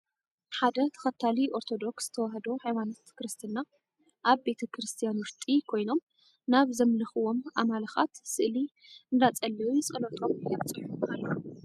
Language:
Tigrinya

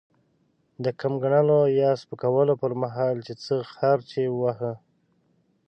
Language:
Pashto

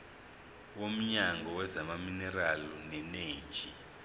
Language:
Zulu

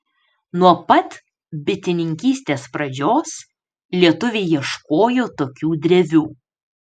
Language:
Lithuanian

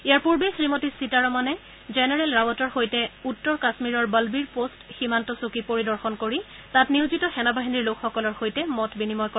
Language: Assamese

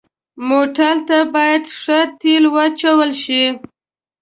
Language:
Pashto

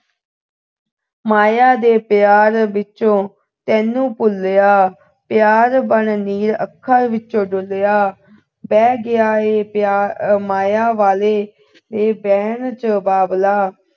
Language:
Punjabi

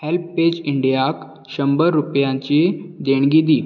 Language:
Konkani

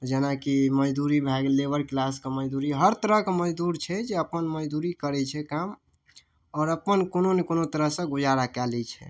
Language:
Maithili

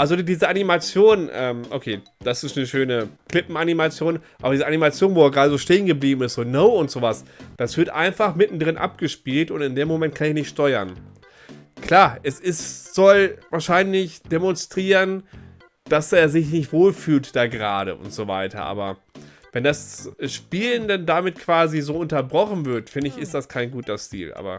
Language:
German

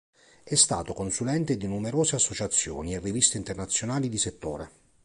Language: Italian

